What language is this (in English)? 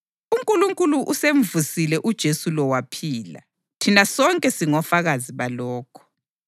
North Ndebele